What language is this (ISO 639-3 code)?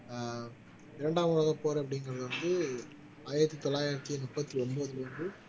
tam